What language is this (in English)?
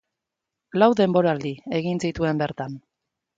Basque